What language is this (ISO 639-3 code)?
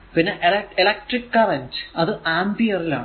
mal